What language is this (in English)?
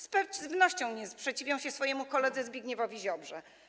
Polish